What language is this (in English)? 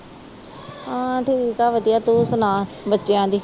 Punjabi